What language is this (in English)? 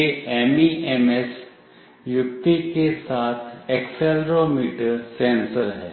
Hindi